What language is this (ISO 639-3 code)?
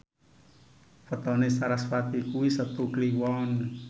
jav